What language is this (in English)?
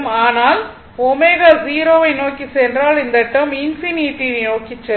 Tamil